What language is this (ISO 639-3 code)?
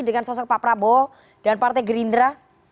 ind